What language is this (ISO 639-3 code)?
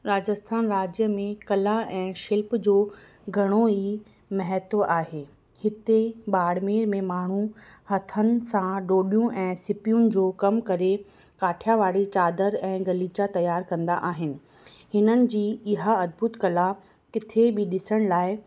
snd